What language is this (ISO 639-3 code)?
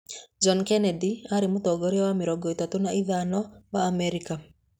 kik